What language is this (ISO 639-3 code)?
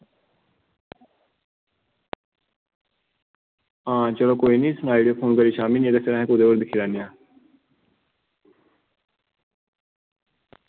doi